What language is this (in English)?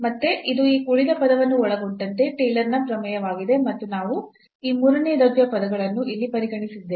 Kannada